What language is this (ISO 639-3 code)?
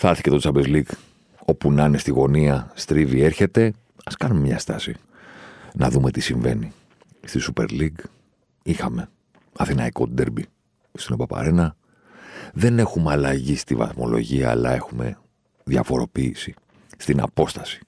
ell